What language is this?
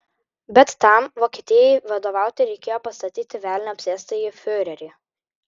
Lithuanian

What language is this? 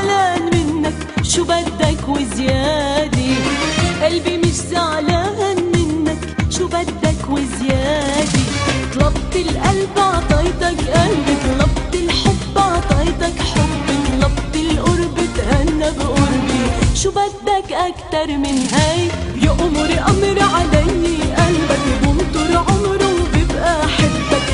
Arabic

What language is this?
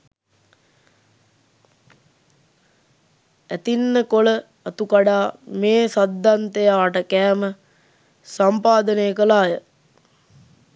Sinhala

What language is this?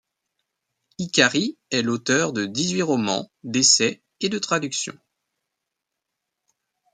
French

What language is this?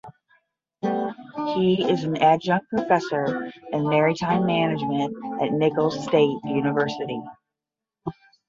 English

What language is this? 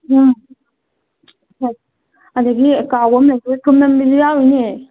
Manipuri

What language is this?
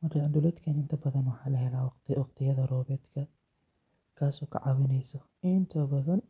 Somali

